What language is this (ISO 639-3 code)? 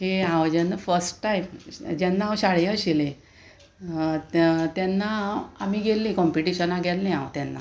kok